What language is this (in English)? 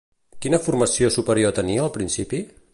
Catalan